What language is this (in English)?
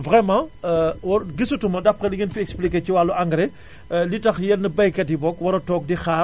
Wolof